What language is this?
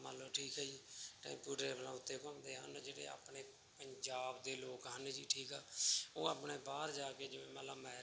Punjabi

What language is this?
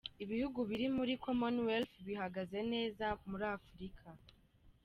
Kinyarwanda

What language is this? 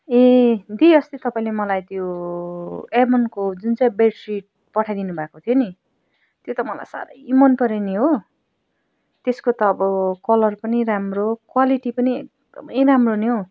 Nepali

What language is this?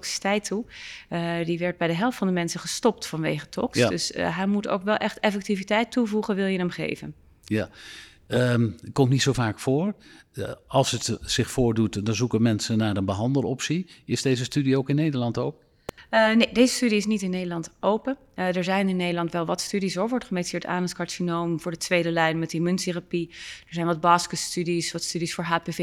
Dutch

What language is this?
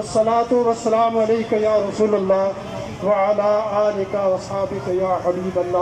Arabic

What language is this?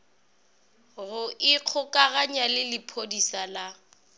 Northern Sotho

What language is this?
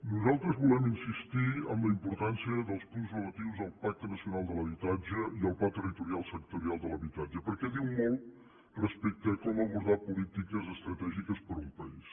Catalan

